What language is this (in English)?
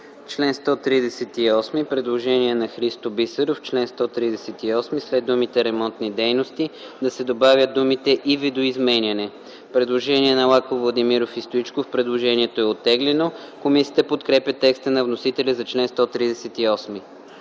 Bulgarian